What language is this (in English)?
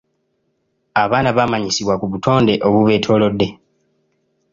Ganda